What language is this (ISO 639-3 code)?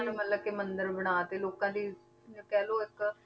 pan